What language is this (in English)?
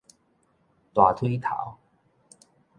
Min Nan Chinese